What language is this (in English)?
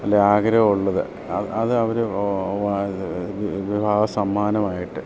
Malayalam